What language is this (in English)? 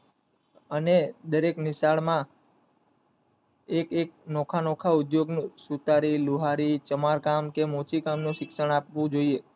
Gujarati